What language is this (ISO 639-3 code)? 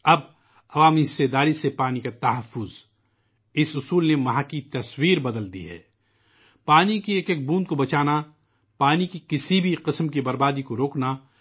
urd